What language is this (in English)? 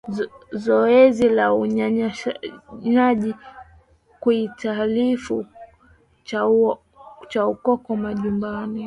Swahili